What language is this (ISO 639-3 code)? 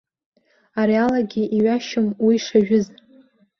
abk